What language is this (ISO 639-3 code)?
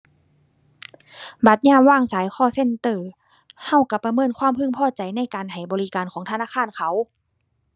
tha